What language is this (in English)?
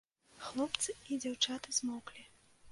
Belarusian